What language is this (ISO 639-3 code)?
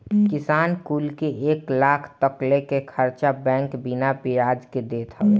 bho